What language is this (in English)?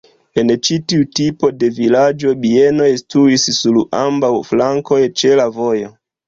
Esperanto